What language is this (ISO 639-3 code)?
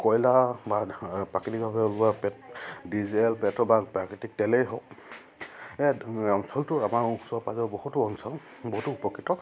asm